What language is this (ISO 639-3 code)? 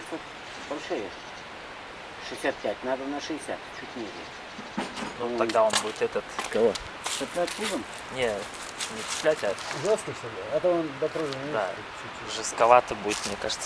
rus